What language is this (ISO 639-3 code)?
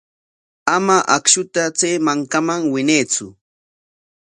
qwa